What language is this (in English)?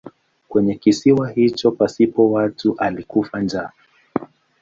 Swahili